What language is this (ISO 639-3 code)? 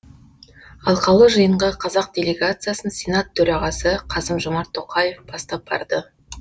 kaz